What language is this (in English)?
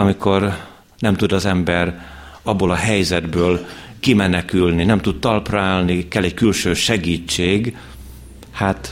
Hungarian